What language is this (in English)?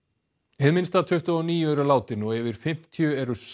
Icelandic